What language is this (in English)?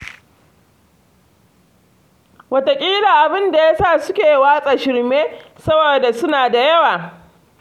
Hausa